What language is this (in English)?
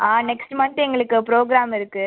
Tamil